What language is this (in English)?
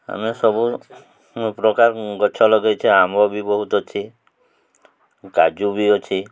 Odia